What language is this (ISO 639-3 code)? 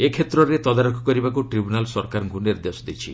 ori